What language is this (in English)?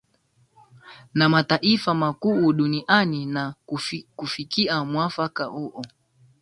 Swahili